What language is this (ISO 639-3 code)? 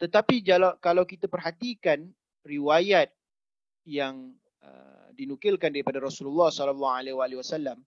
msa